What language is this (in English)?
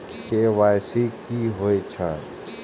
Maithili